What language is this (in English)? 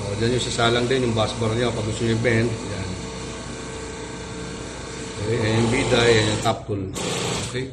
Filipino